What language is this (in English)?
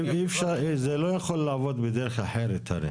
Hebrew